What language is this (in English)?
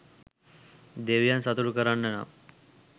Sinhala